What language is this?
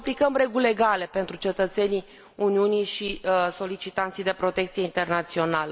Romanian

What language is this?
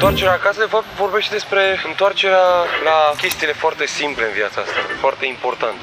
Romanian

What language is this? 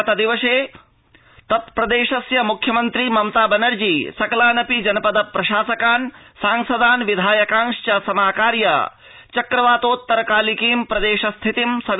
Sanskrit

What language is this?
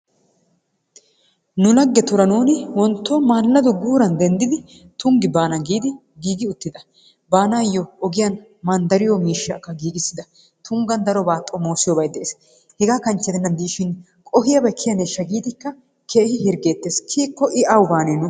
Wolaytta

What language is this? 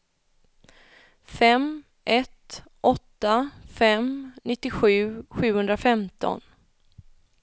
Swedish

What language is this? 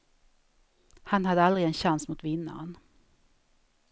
Swedish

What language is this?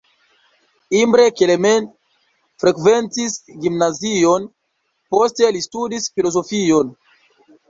Esperanto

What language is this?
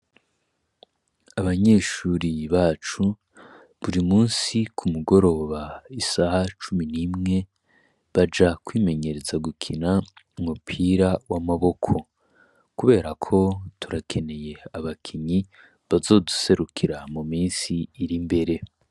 Rundi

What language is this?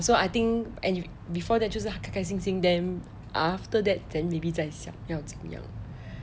English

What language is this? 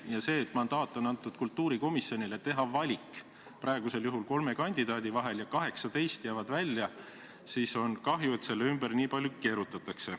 Estonian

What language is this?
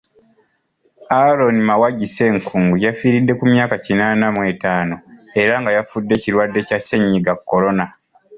Ganda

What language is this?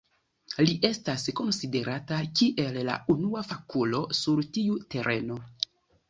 Esperanto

